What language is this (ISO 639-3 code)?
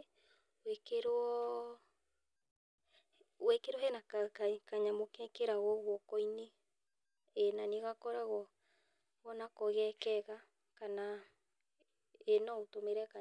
kik